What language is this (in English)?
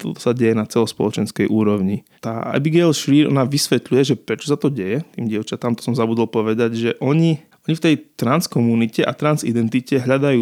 Slovak